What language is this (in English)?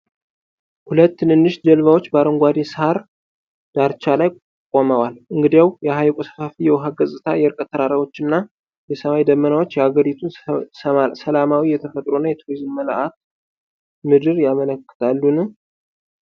Amharic